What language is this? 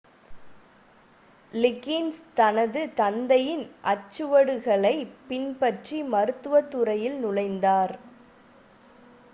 Tamil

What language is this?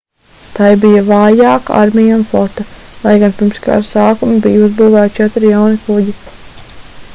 Latvian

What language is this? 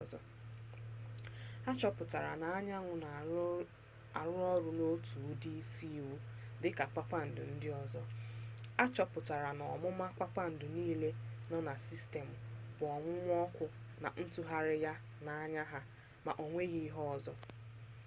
Igbo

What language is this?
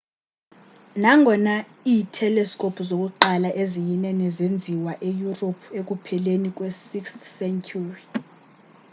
Xhosa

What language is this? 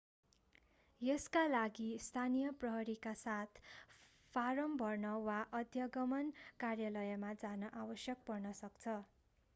Nepali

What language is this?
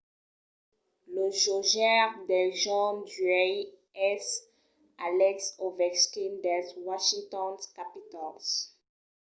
Occitan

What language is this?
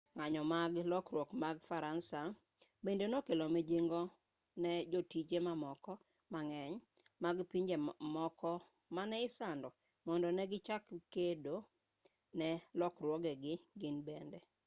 Luo (Kenya and Tanzania)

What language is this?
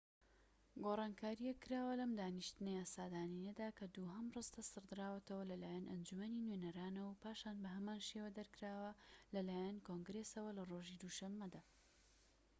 Central Kurdish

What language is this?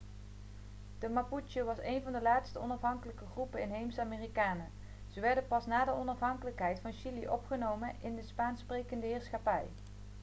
Dutch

